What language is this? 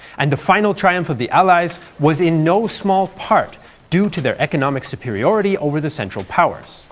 English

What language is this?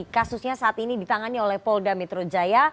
Indonesian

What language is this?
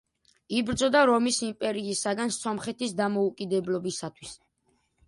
Georgian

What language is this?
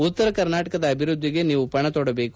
Kannada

